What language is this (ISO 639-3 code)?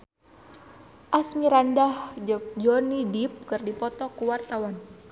sun